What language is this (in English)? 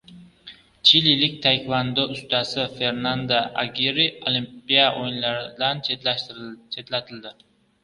Uzbek